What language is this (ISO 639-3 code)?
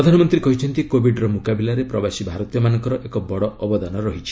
ori